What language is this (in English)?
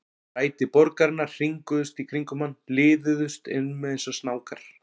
Icelandic